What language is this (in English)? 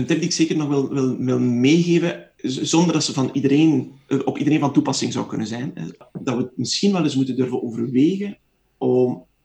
Dutch